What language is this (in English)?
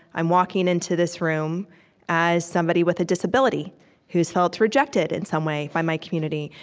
English